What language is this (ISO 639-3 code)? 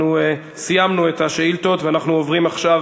heb